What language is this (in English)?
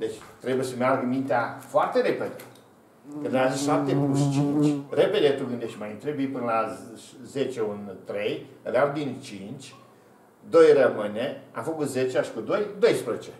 Romanian